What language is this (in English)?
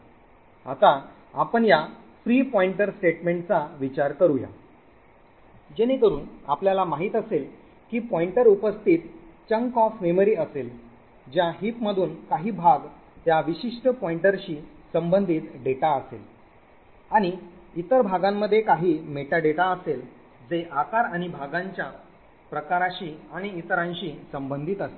Marathi